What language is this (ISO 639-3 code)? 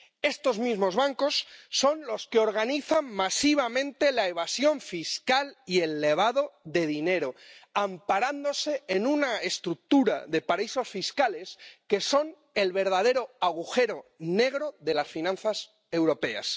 spa